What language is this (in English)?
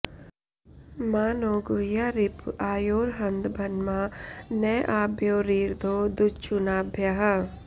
Sanskrit